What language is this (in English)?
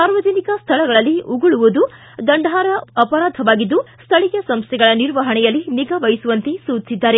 Kannada